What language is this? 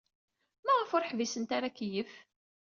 Kabyle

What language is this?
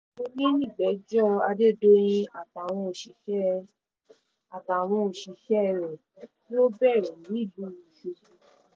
Yoruba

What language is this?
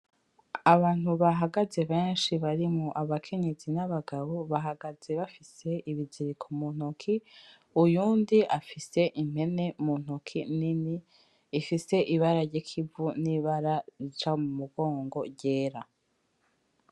Rundi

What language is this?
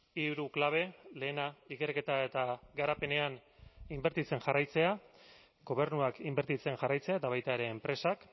Basque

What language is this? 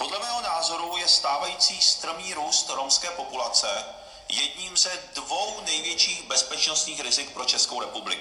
Czech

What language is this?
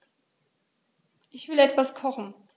German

